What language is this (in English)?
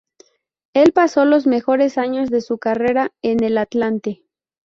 Spanish